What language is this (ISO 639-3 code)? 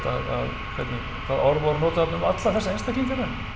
isl